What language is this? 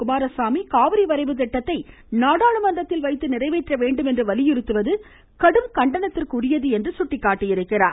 Tamil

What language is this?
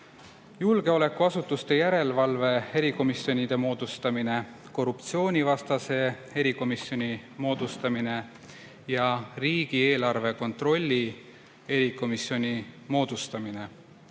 Estonian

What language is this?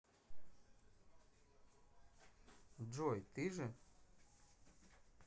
Russian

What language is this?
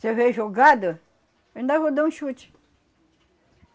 Portuguese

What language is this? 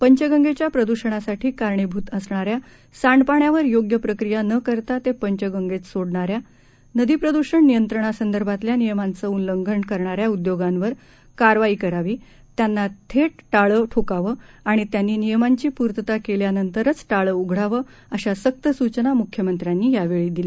Marathi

